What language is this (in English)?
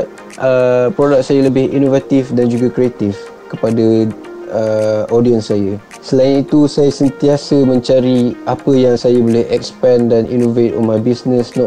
Malay